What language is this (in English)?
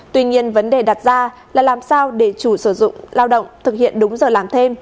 Vietnamese